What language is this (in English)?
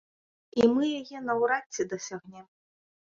Belarusian